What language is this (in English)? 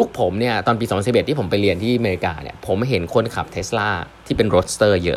Thai